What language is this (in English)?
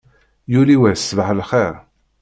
Kabyle